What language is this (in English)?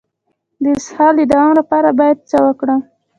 Pashto